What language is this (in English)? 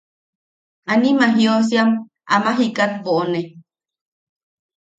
Yaqui